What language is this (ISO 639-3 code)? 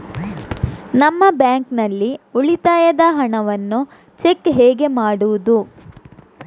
kan